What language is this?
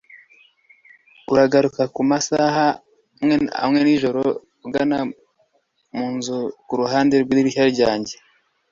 Kinyarwanda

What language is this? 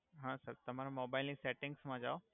Gujarati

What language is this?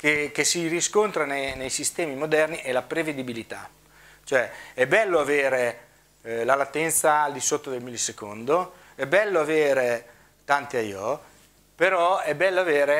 Italian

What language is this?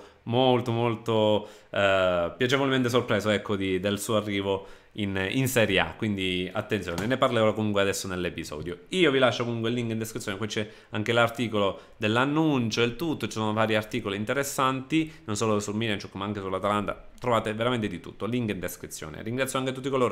Italian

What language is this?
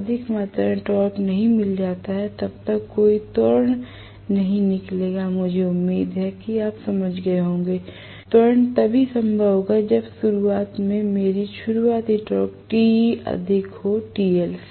Hindi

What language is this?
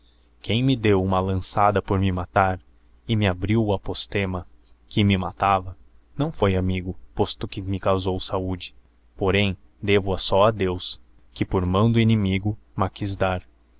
Portuguese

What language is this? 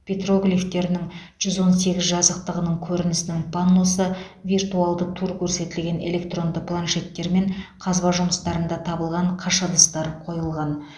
Kazakh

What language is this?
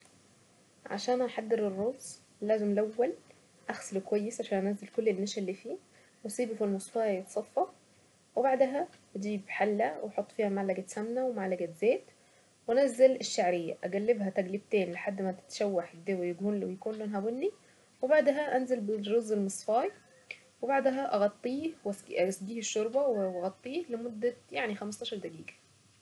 Saidi Arabic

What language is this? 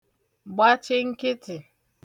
Igbo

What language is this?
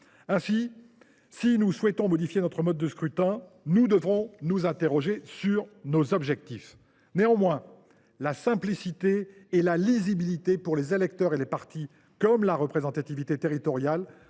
French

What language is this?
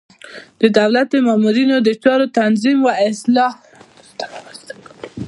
Pashto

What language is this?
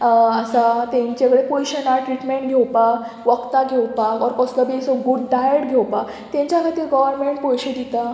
Konkani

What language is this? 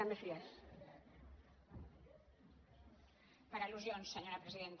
Catalan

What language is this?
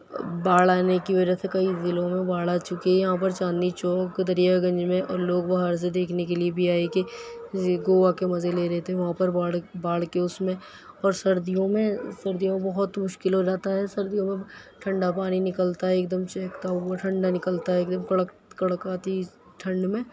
Urdu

